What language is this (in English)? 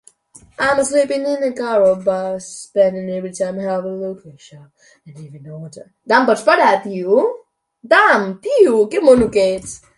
Chinese